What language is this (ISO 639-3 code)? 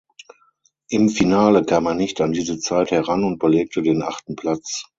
deu